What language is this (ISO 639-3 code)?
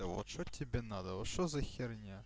rus